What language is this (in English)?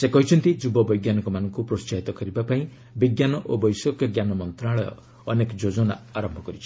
Odia